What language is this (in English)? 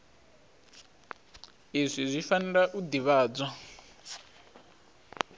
Venda